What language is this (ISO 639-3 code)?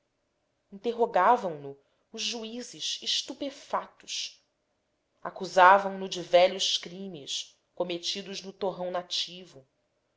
por